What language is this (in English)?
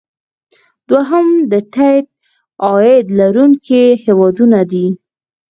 Pashto